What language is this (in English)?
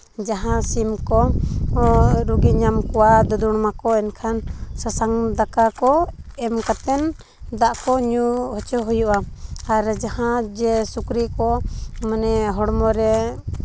Santali